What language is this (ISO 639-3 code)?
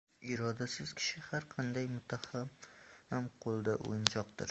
uzb